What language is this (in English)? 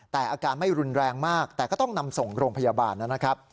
Thai